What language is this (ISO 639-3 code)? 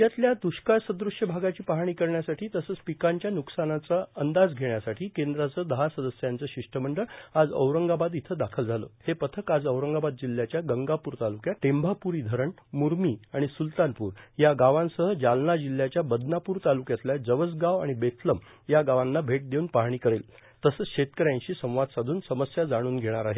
mar